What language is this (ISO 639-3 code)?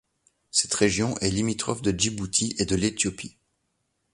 fra